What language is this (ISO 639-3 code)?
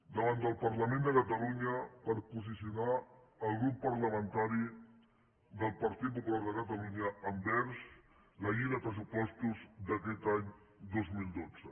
cat